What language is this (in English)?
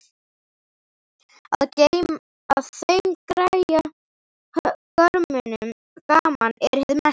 Icelandic